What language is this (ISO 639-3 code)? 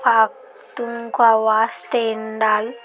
mar